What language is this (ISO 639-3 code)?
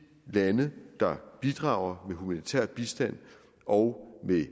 dan